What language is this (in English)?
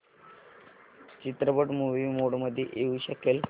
Marathi